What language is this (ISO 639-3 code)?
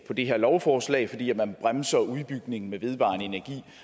dan